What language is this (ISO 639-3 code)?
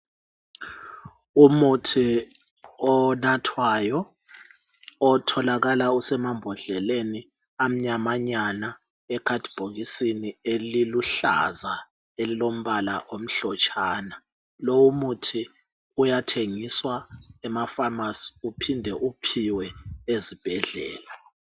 nde